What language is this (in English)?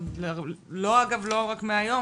Hebrew